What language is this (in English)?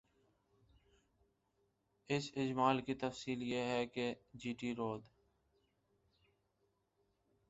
Urdu